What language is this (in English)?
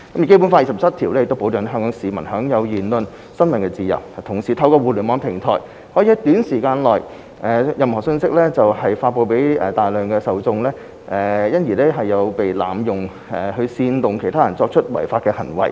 Cantonese